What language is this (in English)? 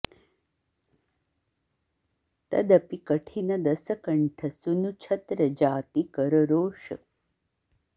Sanskrit